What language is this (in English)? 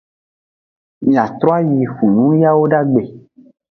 Aja (Benin)